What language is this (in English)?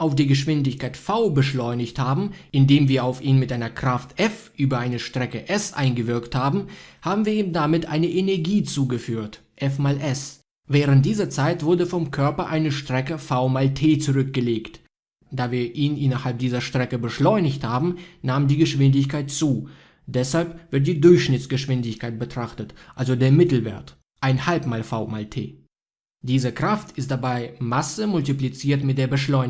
German